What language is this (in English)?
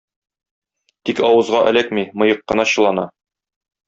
Tatar